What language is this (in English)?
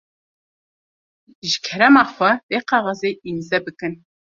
Kurdish